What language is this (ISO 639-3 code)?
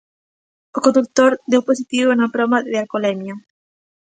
glg